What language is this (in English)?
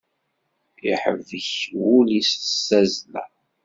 Kabyle